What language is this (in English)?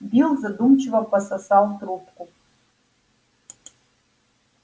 Russian